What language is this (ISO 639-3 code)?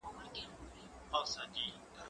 pus